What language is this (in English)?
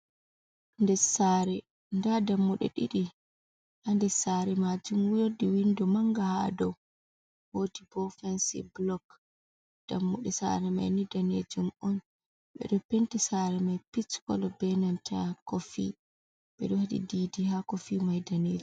Fula